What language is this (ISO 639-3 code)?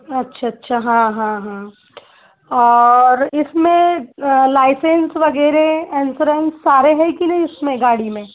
hin